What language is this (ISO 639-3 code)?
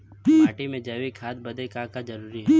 bho